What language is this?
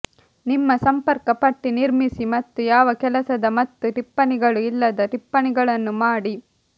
Kannada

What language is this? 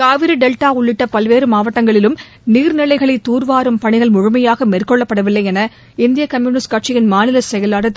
Tamil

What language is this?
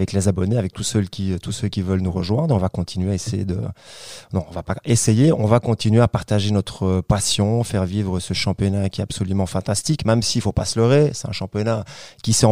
French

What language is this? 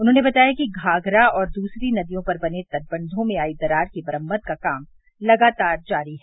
Hindi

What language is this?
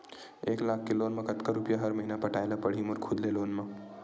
Chhattisgarhi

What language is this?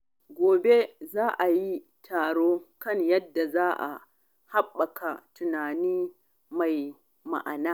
Hausa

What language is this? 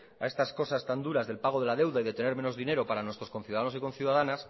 Spanish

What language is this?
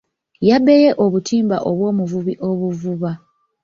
Ganda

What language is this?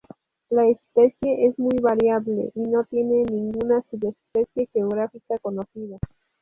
Spanish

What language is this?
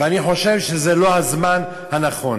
Hebrew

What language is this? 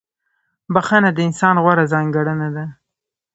Pashto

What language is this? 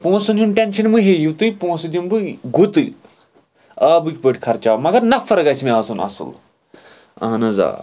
Kashmiri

